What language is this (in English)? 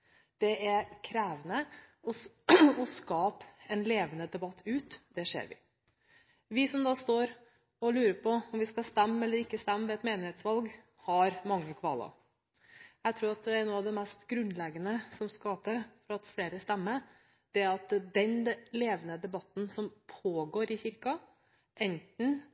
Norwegian Bokmål